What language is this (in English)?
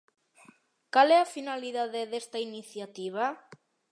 Galician